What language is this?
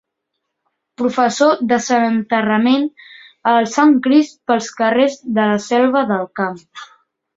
Catalan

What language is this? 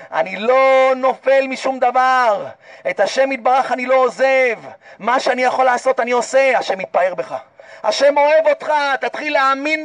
Hebrew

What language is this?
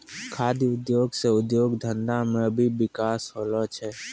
Maithili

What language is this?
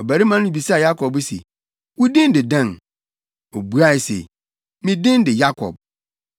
Akan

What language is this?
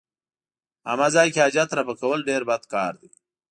Pashto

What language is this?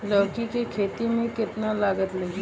Bhojpuri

